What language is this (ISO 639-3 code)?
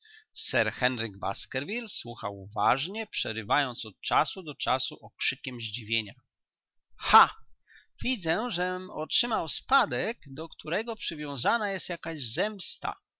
pol